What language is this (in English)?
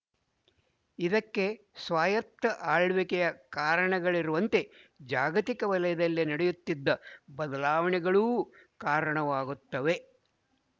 Kannada